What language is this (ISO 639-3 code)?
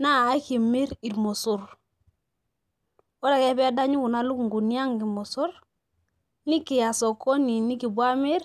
mas